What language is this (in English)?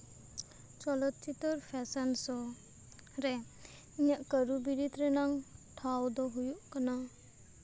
Santali